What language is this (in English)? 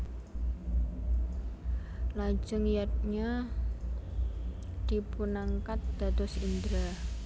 Javanese